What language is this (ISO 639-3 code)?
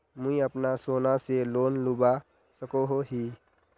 mag